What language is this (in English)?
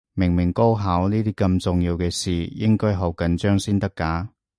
Cantonese